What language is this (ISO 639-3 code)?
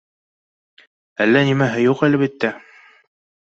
bak